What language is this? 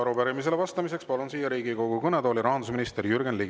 Estonian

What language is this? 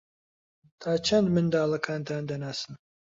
Central Kurdish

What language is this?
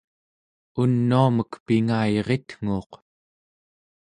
Central Yupik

